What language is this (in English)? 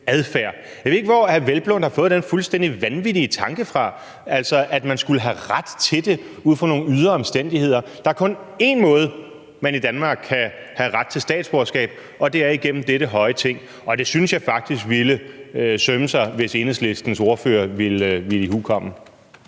Danish